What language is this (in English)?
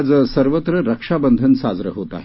Marathi